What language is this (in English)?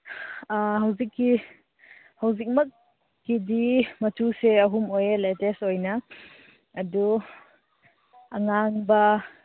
Manipuri